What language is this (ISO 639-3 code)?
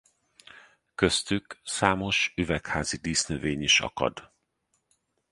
hun